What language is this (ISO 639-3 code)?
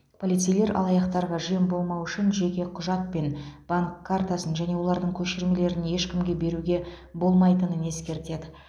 kaz